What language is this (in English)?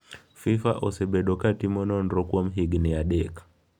Luo (Kenya and Tanzania)